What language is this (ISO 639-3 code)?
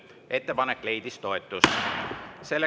est